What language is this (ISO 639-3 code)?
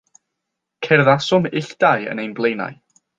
cym